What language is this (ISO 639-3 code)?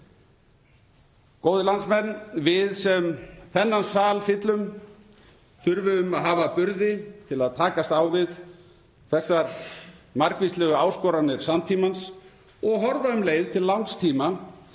isl